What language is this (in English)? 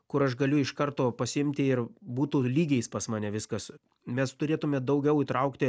Lithuanian